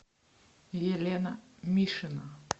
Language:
Russian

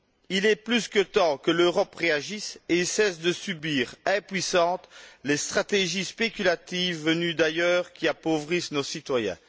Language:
French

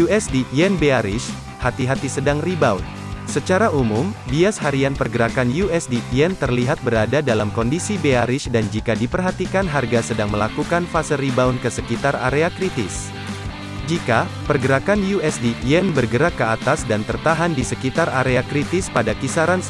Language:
Indonesian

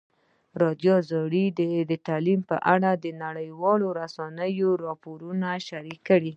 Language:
Pashto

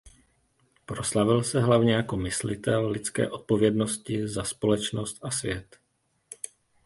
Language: Czech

